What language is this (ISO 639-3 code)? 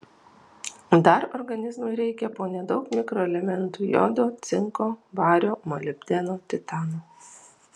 lit